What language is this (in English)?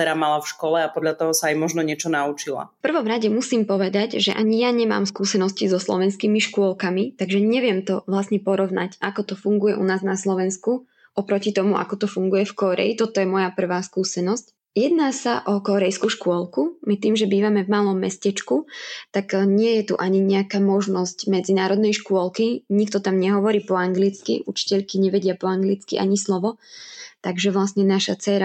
Slovak